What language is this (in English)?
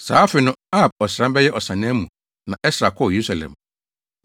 Akan